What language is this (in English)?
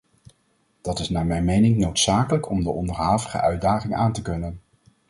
Dutch